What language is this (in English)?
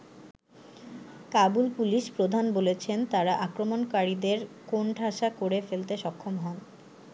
Bangla